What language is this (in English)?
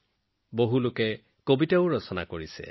Assamese